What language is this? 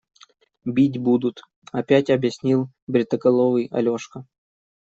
Russian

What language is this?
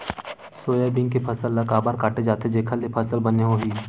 Chhattisgarhi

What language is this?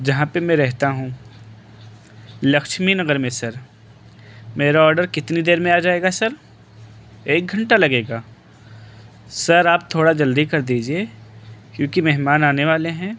Urdu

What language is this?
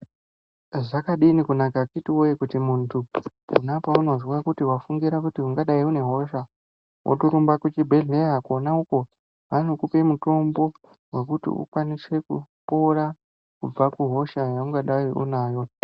Ndau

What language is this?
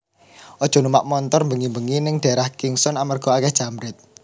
Javanese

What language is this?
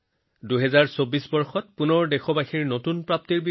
Assamese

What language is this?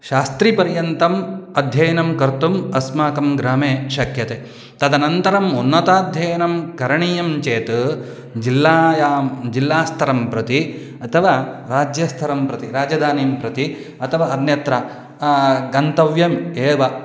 Sanskrit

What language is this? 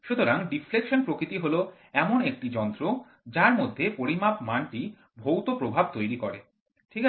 Bangla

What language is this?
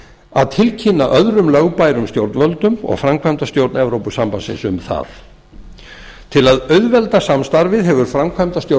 Icelandic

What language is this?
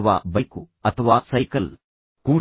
Kannada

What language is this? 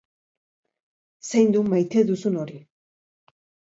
Basque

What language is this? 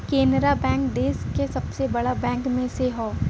Bhojpuri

